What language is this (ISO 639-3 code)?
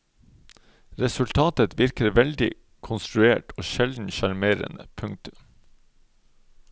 nor